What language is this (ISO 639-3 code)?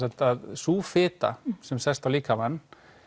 isl